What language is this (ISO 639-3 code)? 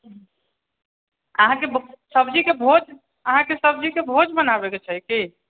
mai